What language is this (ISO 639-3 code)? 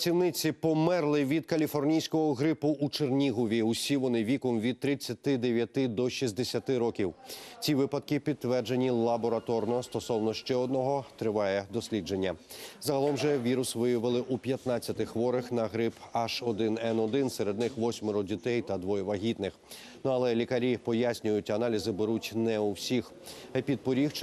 rus